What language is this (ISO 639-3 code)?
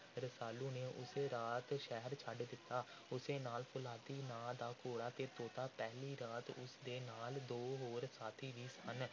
pan